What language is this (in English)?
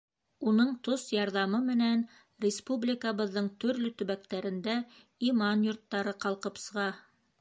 Bashkir